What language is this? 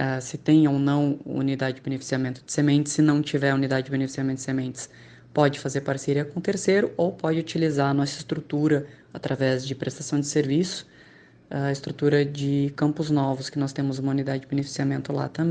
Portuguese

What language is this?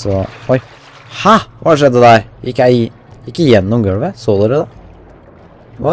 Norwegian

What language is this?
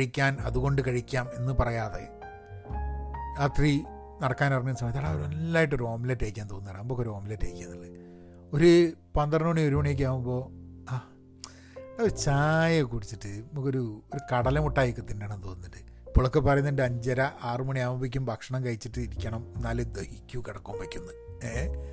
Malayalam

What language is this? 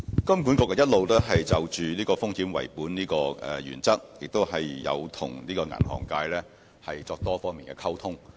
Cantonese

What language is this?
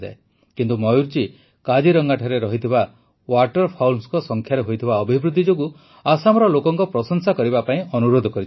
Odia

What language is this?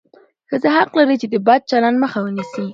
Pashto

